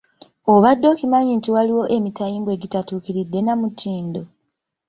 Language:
Ganda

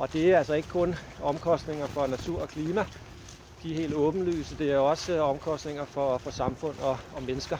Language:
Danish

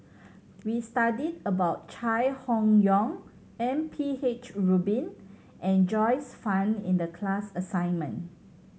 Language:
English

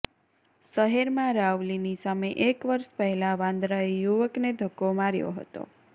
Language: Gujarati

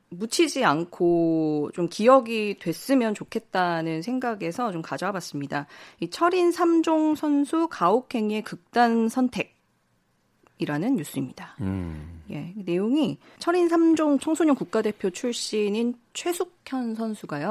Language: Korean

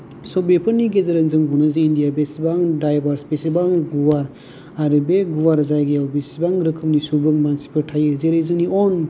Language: Bodo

